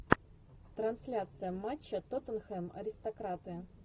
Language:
Russian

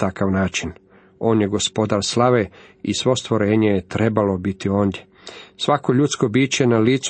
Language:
Croatian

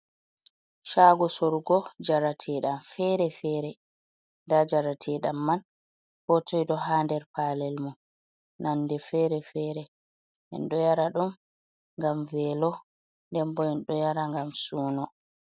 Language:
Fula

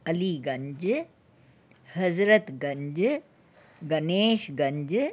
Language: Sindhi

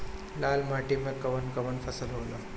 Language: Bhojpuri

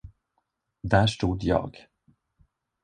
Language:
Swedish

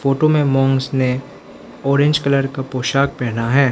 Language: Hindi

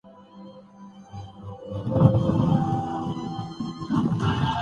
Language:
Urdu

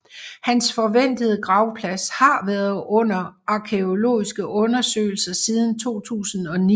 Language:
Danish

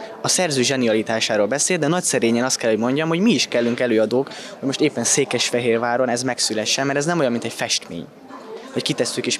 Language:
Hungarian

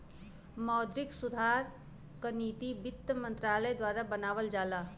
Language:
Bhojpuri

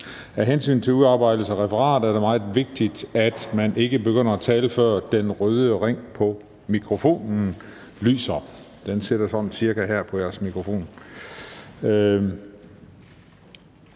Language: Danish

